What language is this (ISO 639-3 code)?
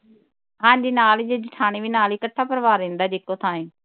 pan